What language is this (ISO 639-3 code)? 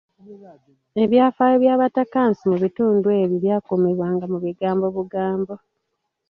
lug